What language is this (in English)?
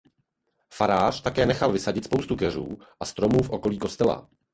Czech